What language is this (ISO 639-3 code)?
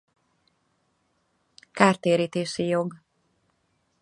hun